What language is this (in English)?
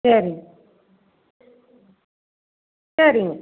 Tamil